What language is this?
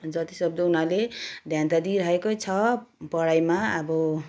Nepali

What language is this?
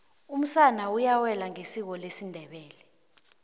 South Ndebele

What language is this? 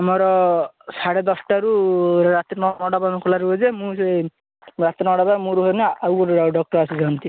Odia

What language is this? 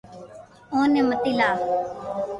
Loarki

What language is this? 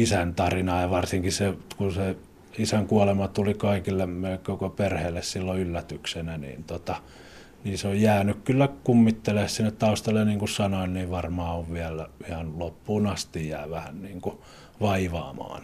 Finnish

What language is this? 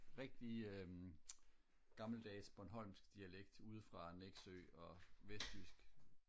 Danish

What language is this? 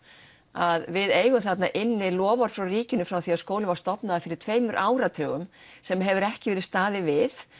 Icelandic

